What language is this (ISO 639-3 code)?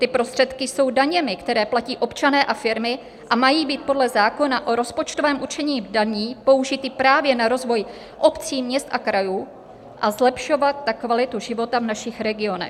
ces